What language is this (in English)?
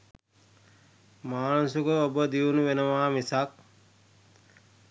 Sinhala